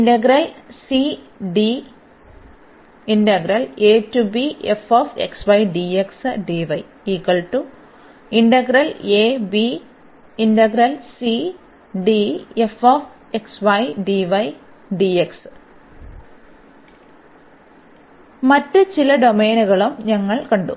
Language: Malayalam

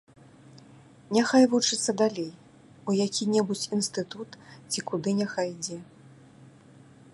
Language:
Belarusian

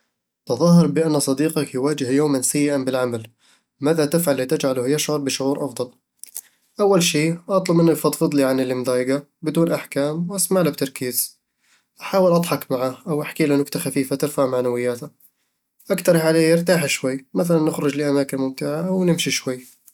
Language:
Eastern Egyptian Bedawi Arabic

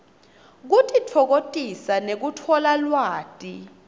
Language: Swati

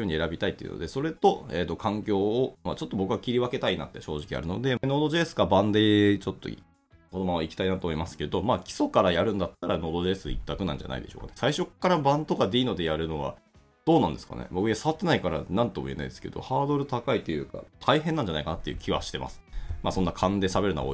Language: Japanese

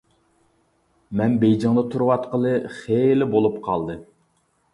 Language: Uyghur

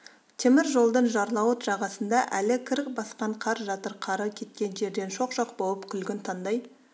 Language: Kazakh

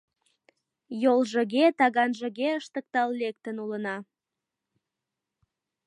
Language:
Mari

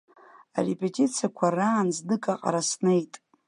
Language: Abkhazian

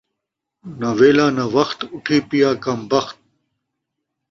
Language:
Saraiki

